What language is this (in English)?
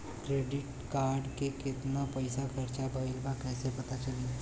Bhojpuri